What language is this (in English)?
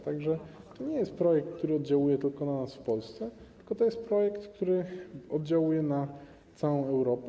Polish